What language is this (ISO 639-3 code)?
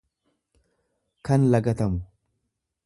orm